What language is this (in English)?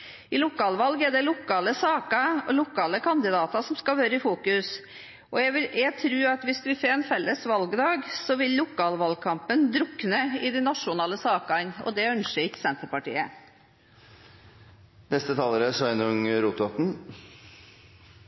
Norwegian